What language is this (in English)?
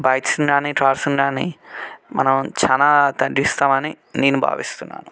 Telugu